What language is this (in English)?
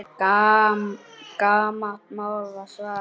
Icelandic